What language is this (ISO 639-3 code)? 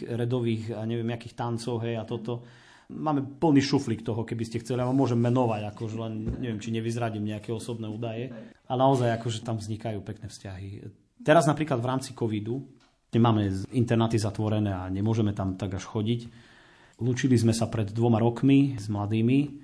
slk